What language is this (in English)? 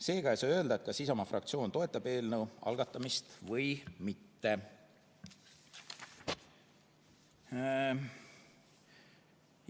Estonian